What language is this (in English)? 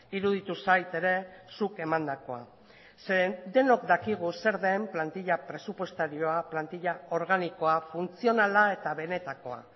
Basque